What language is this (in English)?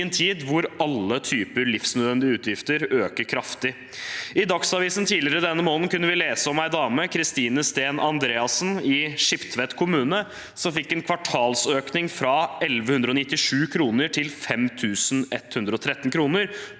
Norwegian